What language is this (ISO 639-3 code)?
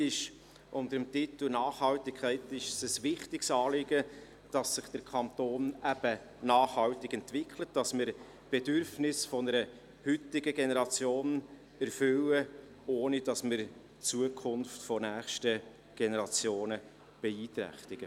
gsw